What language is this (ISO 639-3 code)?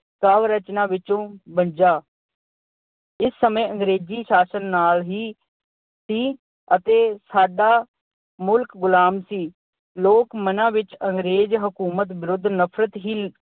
pan